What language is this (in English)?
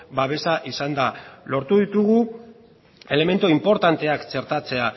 Basque